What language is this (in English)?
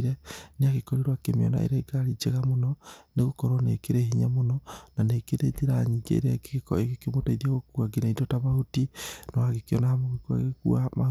Kikuyu